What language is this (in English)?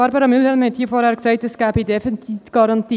Swiss German